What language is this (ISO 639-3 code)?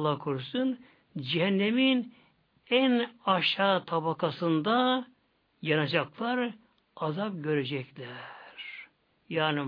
tur